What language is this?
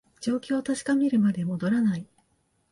Japanese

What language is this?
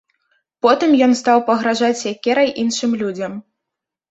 Belarusian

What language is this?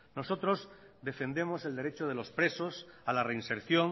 Spanish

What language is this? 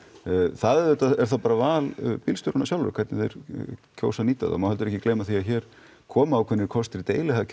Icelandic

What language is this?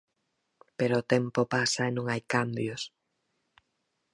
Galician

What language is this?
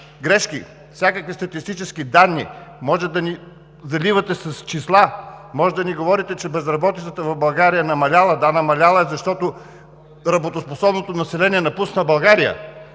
Bulgarian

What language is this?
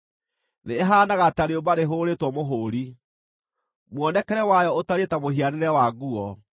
Kikuyu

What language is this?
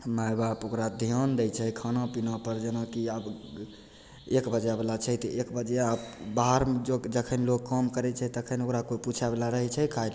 Maithili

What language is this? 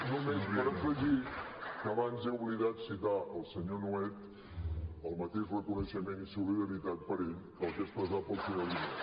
Catalan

